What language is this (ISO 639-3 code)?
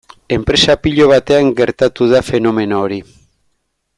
eus